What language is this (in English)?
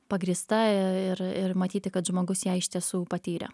Lithuanian